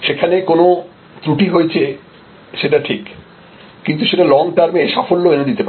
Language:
Bangla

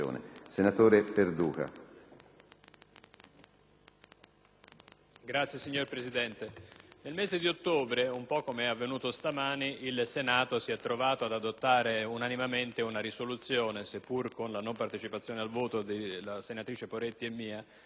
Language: Italian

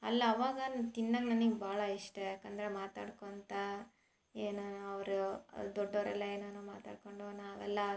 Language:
Kannada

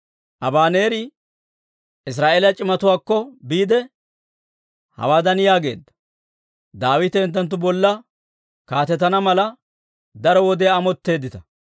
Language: Dawro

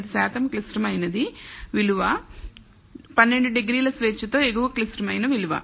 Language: Telugu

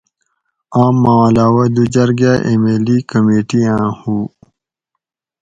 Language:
Gawri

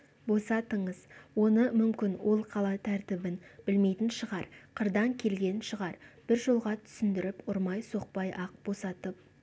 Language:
Kazakh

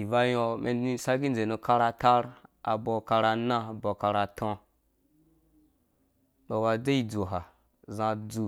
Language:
Dũya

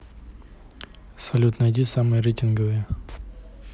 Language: Russian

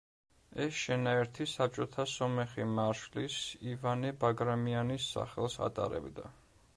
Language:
Georgian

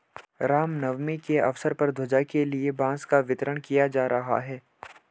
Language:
Hindi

